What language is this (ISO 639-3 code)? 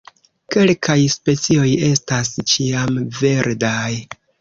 epo